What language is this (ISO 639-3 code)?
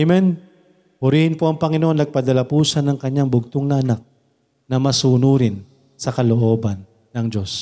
fil